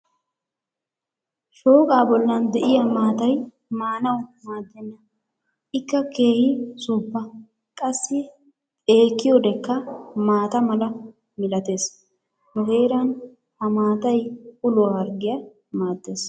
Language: Wolaytta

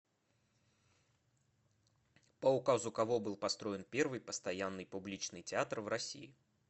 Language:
Russian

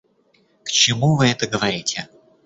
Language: Russian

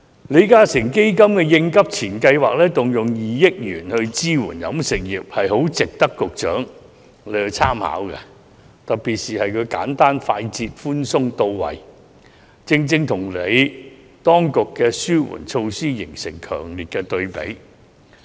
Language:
Cantonese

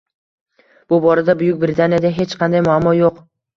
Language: Uzbek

